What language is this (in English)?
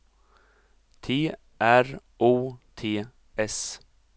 Swedish